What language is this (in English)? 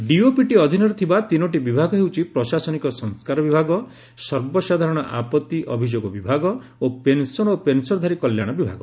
Odia